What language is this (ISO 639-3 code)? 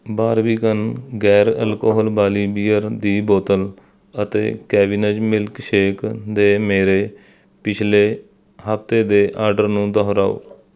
pan